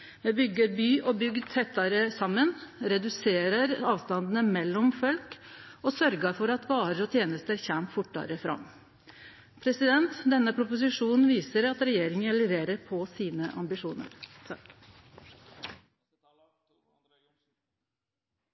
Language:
Norwegian Nynorsk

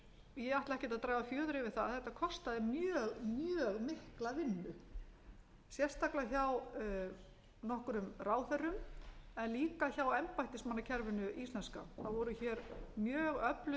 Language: Icelandic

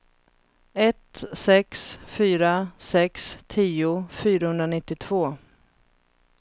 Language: Swedish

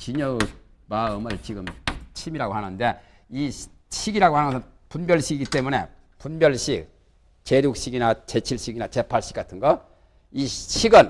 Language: Korean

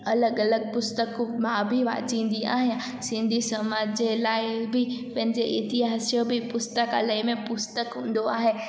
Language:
Sindhi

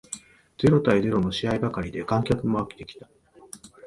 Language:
Japanese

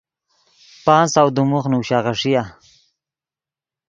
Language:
Yidgha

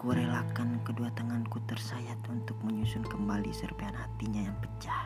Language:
Indonesian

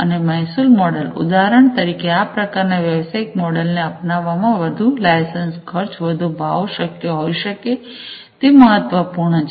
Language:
Gujarati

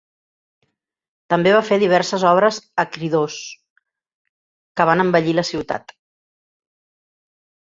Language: Catalan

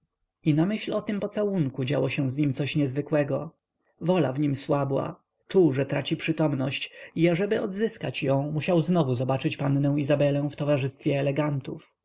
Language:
Polish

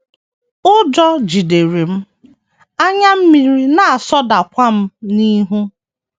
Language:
Igbo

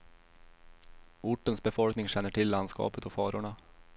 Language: Swedish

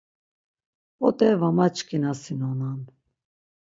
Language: Laz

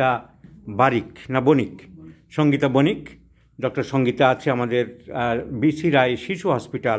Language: Bangla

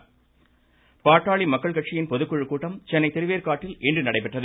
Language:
Tamil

